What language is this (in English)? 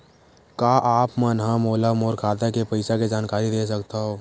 Chhattisgarhi